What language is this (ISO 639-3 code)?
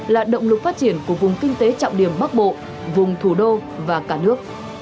vie